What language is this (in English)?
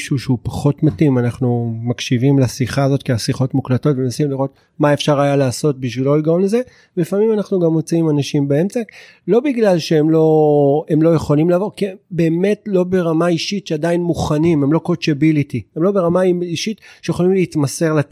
Hebrew